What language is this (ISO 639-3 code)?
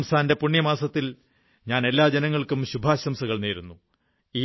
mal